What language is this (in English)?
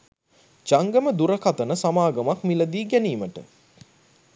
Sinhala